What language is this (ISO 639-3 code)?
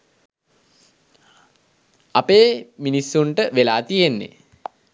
sin